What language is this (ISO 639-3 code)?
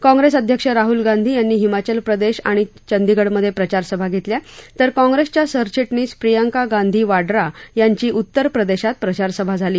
mar